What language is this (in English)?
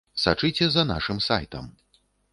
Belarusian